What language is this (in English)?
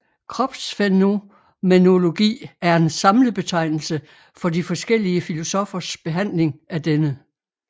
Danish